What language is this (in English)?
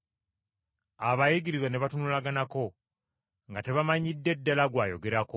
Ganda